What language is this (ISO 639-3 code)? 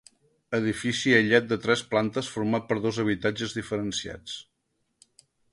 cat